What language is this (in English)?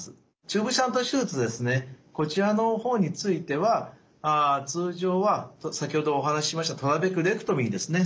Japanese